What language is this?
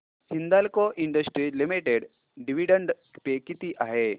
Marathi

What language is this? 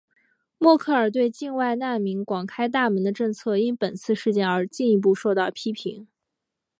Chinese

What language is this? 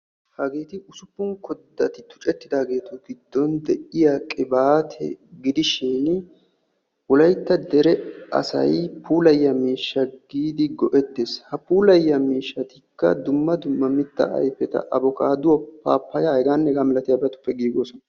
Wolaytta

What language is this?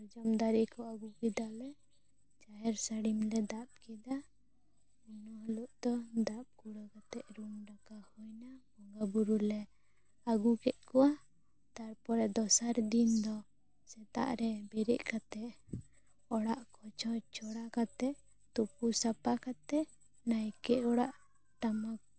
Santali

